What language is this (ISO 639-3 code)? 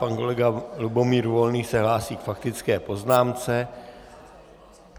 ces